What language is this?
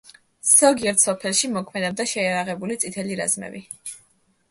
Georgian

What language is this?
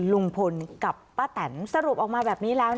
Thai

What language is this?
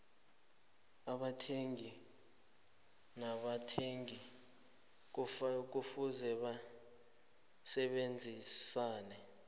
South Ndebele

